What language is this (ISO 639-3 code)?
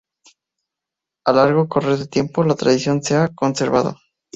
spa